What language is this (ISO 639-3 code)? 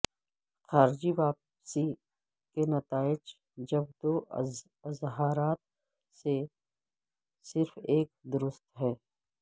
urd